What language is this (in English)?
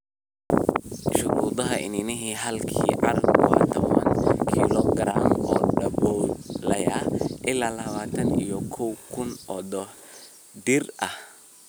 Somali